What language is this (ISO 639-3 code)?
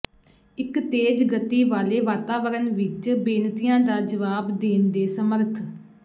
pan